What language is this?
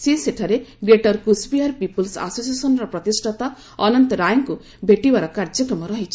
Odia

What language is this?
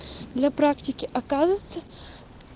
Russian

